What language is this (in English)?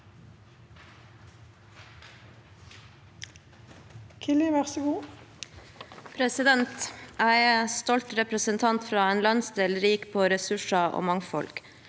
Norwegian